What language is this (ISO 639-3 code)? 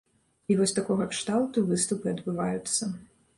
bel